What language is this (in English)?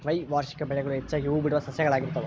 Kannada